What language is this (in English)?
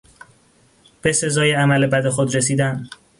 Persian